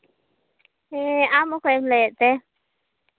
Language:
Santali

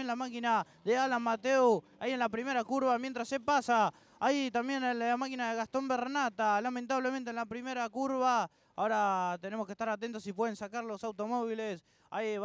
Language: Spanish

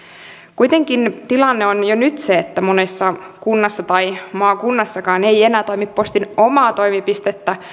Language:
Finnish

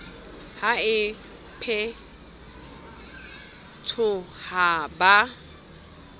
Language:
Southern Sotho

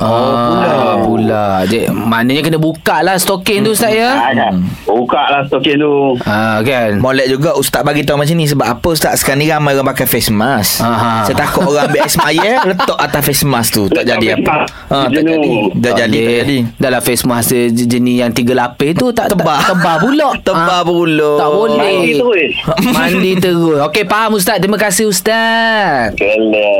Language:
Malay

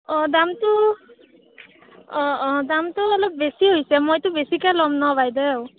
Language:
Assamese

